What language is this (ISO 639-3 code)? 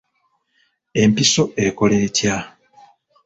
lug